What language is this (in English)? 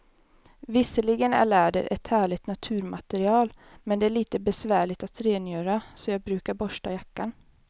Swedish